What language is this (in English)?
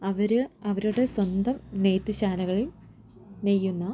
Malayalam